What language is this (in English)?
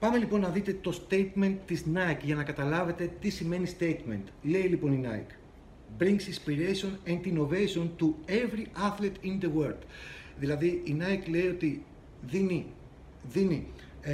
Greek